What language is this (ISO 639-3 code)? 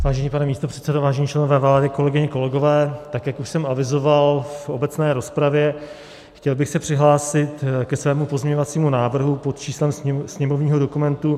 ces